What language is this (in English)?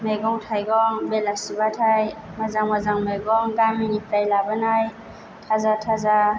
Bodo